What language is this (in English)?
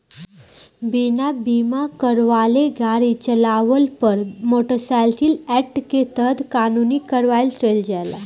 Bhojpuri